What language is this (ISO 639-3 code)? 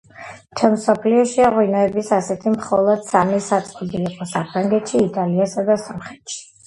kat